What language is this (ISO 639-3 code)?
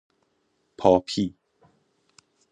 fas